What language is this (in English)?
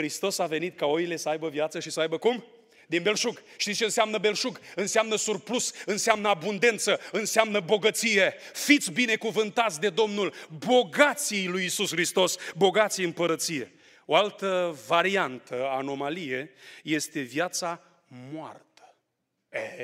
Romanian